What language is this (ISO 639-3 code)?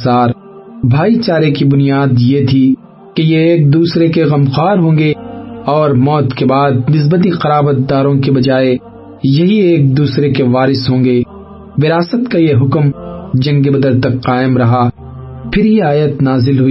urd